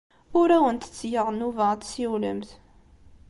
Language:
Kabyle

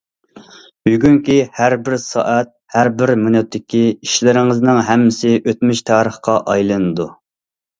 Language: Uyghur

